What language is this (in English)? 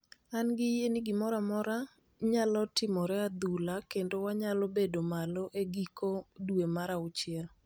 Luo (Kenya and Tanzania)